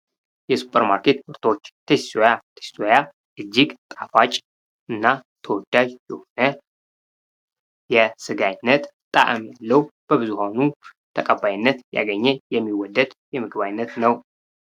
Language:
Amharic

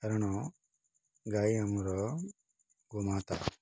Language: Odia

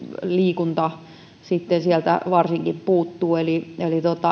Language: Finnish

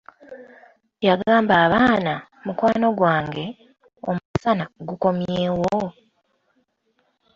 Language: Ganda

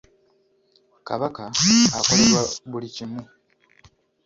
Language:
Ganda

